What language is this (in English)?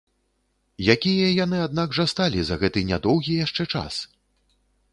Belarusian